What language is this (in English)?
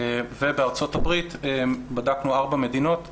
Hebrew